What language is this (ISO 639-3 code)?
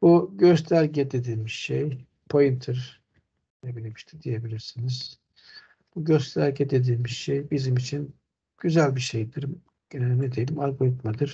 tur